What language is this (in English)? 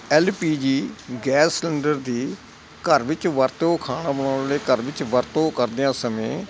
Punjabi